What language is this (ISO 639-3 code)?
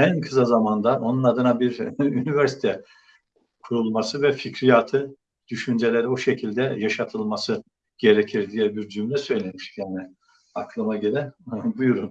tur